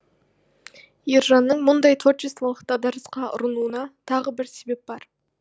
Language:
Kazakh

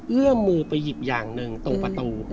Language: Thai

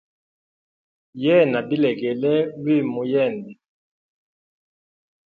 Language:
Hemba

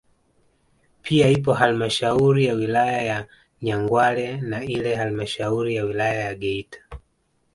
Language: Swahili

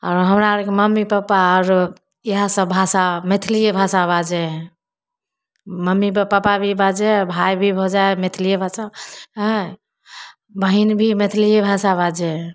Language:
Maithili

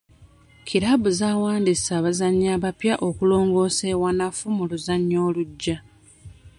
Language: Ganda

